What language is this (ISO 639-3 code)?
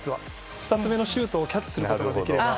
jpn